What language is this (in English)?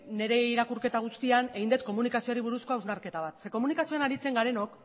Basque